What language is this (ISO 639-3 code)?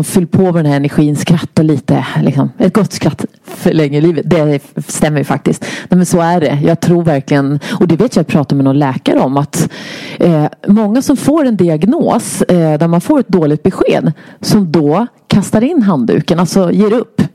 swe